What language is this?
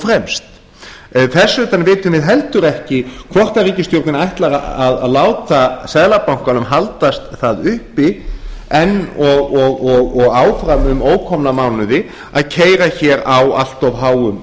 Icelandic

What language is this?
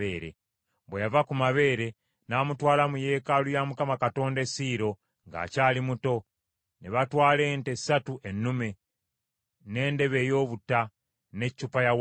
Ganda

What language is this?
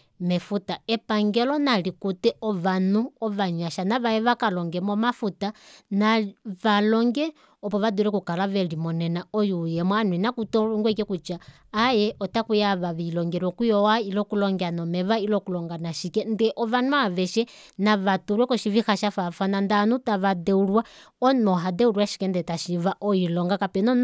Kuanyama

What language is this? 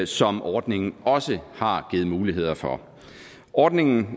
Danish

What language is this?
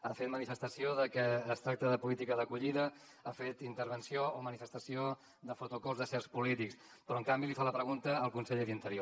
Catalan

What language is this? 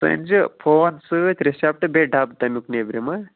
Kashmiri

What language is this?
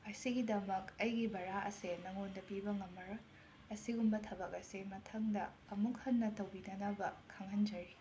Manipuri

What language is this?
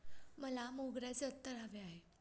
Marathi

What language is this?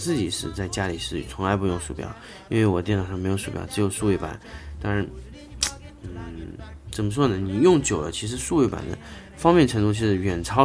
Chinese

